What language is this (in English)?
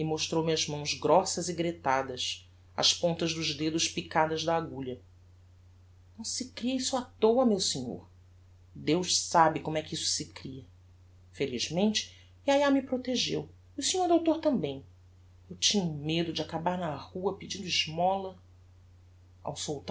Portuguese